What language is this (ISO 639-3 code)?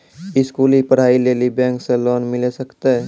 mai